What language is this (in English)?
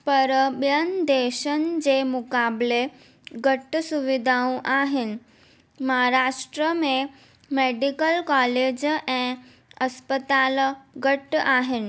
Sindhi